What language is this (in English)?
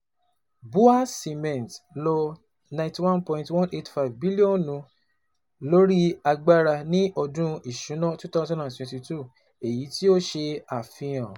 Yoruba